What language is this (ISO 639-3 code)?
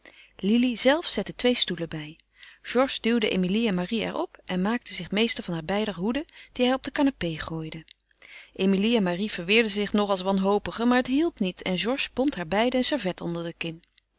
nld